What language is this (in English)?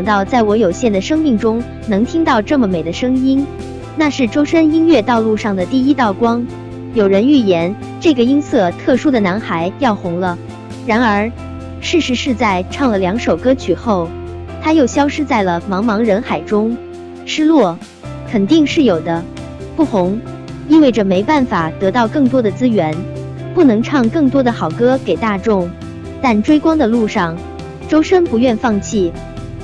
Chinese